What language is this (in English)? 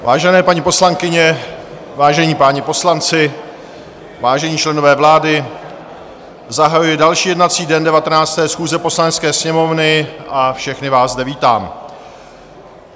Czech